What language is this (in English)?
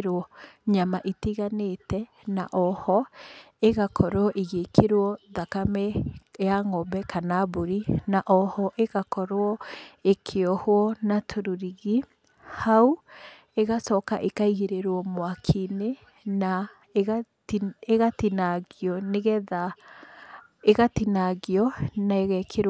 Kikuyu